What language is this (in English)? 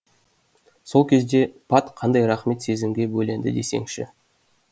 Kazakh